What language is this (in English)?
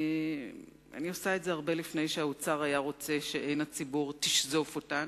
Hebrew